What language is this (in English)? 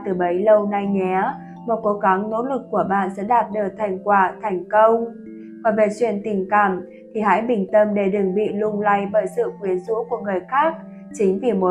Vietnamese